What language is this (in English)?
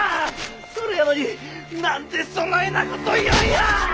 Japanese